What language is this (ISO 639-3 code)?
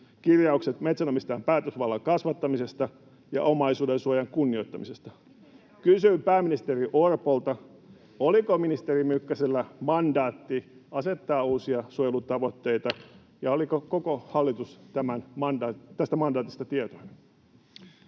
fin